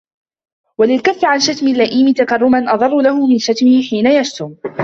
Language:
Arabic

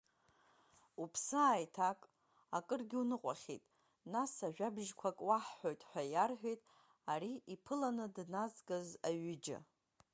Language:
Abkhazian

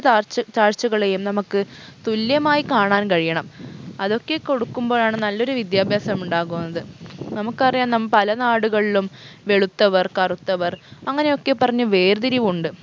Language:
Malayalam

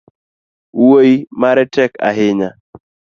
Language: Luo (Kenya and Tanzania)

